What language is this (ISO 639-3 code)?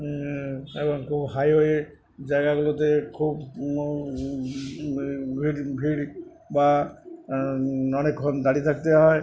ben